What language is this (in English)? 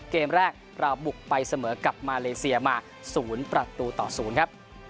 Thai